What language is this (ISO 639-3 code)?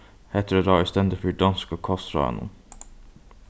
fao